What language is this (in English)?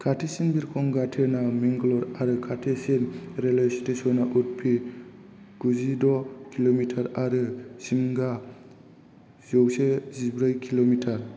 Bodo